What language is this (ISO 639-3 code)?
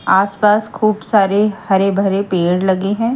hin